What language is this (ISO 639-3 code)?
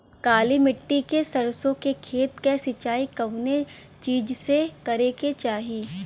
bho